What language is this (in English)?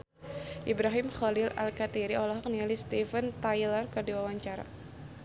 Sundanese